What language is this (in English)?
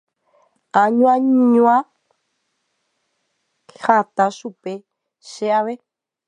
Guarani